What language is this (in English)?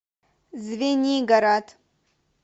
Russian